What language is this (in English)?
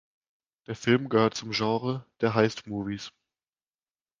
German